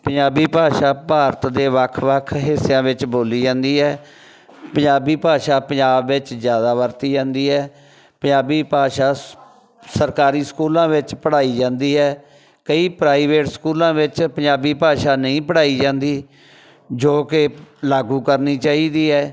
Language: Punjabi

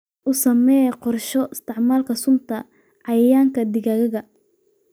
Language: Somali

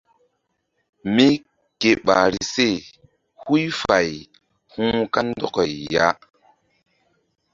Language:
Mbum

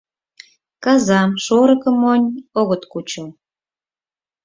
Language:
Mari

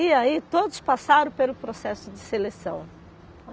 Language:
Portuguese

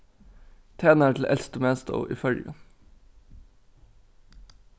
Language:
Faroese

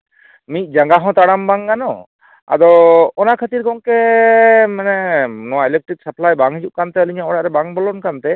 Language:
Santali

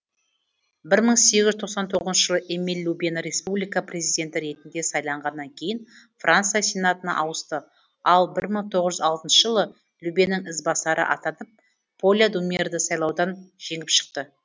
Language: Kazakh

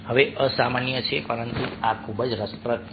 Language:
Gujarati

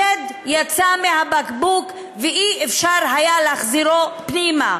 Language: Hebrew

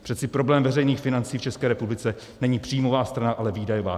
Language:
Czech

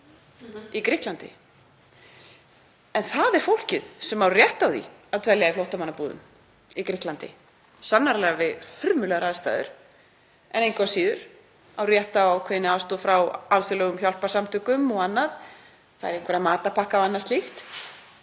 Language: Icelandic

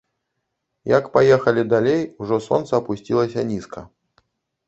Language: Belarusian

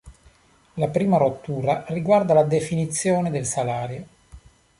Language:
Italian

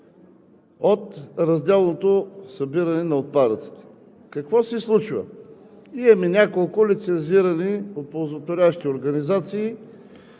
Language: Bulgarian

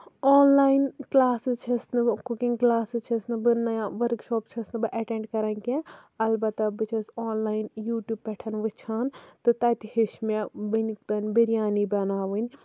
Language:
Kashmiri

